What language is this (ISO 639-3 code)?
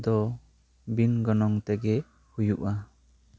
sat